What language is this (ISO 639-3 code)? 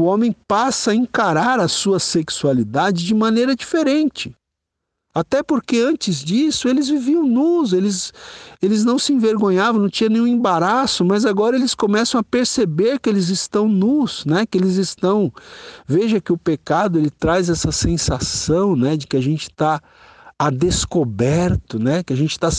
por